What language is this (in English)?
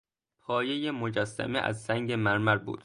Persian